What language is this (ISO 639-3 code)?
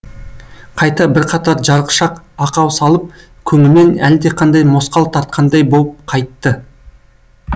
kaz